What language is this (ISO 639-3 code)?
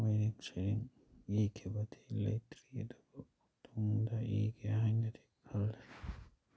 mni